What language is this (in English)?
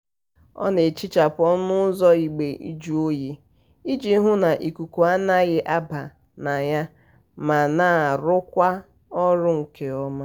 Igbo